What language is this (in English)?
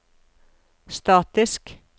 Norwegian